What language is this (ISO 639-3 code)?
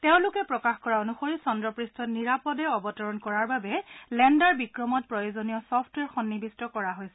asm